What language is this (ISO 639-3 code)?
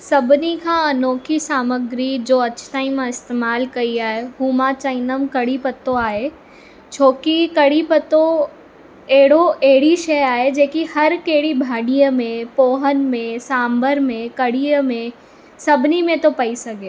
snd